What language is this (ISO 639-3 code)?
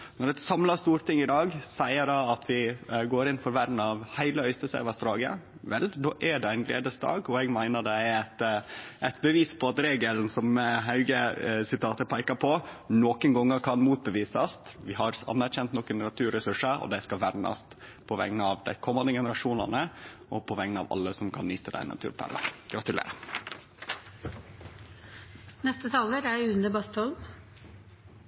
nno